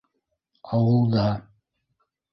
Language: Bashkir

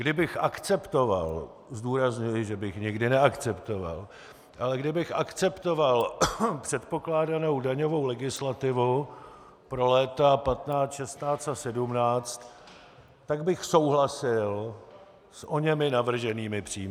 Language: Czech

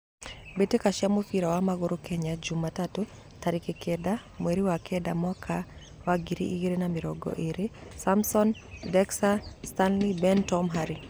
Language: Kikuyu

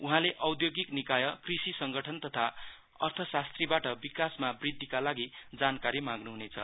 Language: Nepali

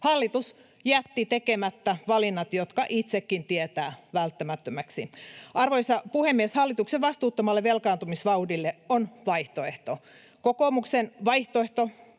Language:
Finnish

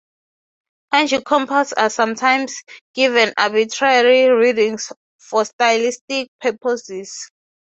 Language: English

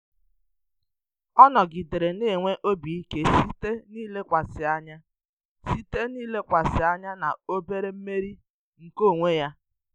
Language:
Igbo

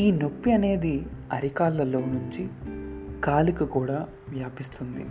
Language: Telugu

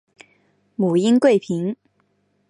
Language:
Chinese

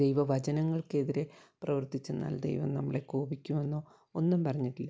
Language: Malayalam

